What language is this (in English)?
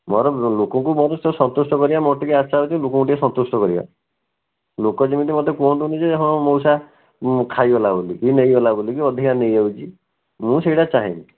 Odia